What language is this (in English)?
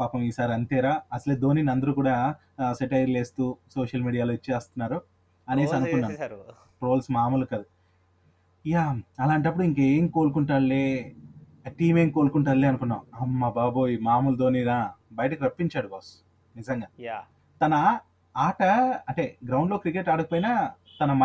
Telugu